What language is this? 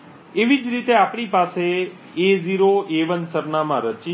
Gujarati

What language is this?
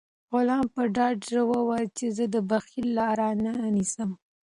Pashto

